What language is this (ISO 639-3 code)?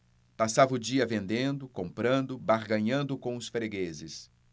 por